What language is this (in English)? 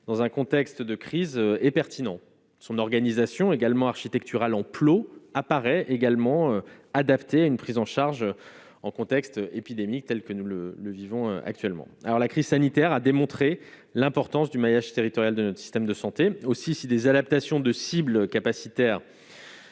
French